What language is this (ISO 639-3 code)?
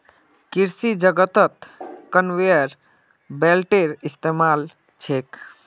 mag